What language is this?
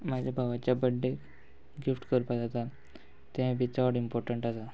Konkani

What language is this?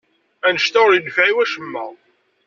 Kabyle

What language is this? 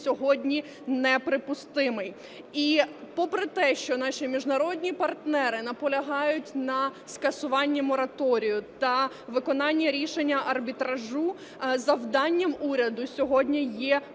Ukrainian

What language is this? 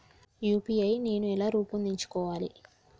Telugu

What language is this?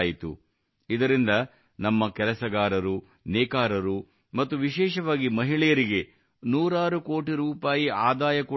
Kannada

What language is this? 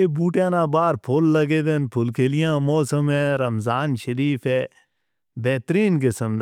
Northern Hindko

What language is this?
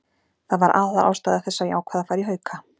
Icelandic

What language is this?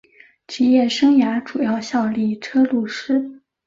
Chinese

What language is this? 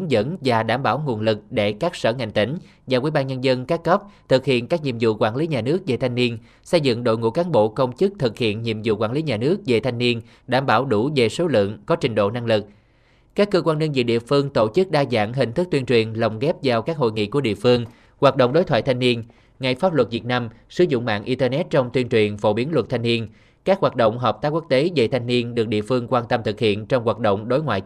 Vietnamese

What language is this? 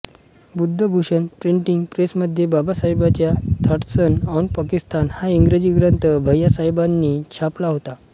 Marathi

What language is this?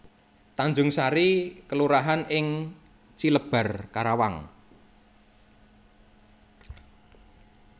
Javanese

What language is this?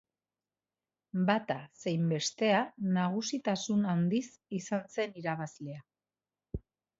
Basque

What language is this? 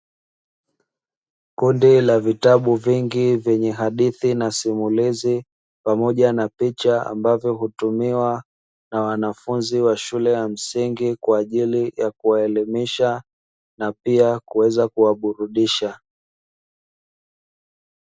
Swahili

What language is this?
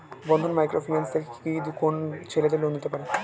Bangla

